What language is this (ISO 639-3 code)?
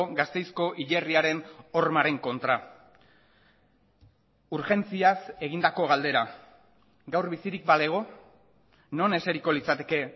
eus